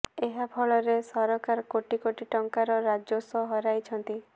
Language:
Odia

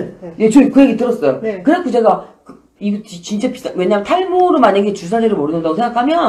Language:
Korean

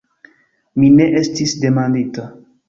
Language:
Esperanto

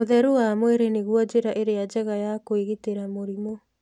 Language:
Kikuyu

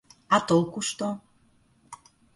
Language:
Russian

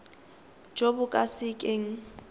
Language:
Tswana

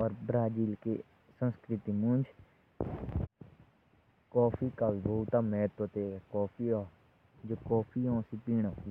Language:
Jaunsari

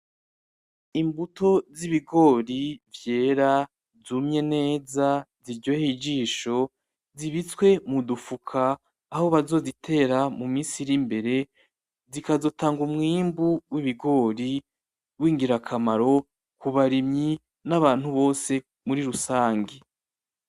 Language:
Rundi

